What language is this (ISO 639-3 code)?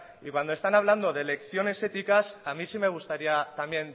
spa